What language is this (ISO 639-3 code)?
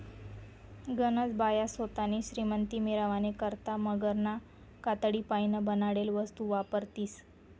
mar